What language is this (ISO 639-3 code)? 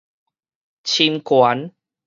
nan